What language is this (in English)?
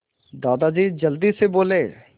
Hindi